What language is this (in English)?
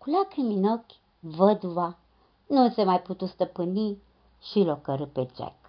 Romanian